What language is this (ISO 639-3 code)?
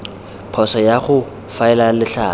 tsn